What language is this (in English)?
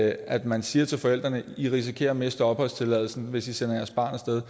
Danish